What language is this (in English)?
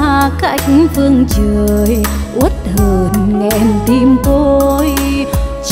Vietnamese